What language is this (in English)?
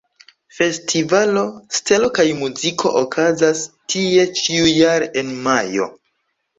Esperanto